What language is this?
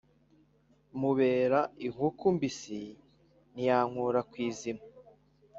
Kinyarwanda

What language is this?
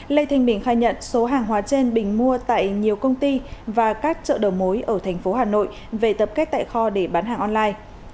Vietnamese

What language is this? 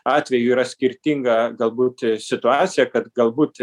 Lithuanian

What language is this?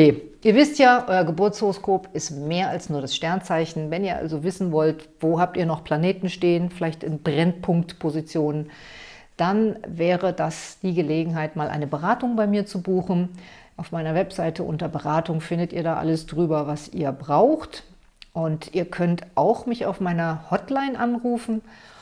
German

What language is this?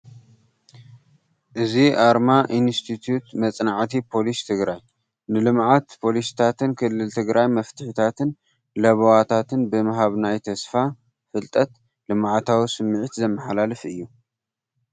Tigrinya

